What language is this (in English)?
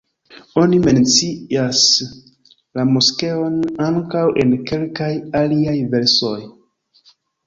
Esperanto